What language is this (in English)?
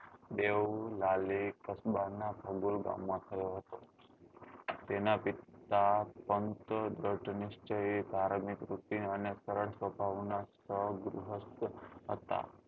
Gujarati